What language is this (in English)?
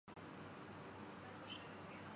Urdu